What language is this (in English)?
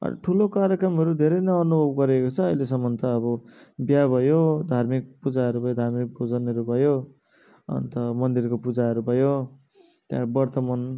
Nepali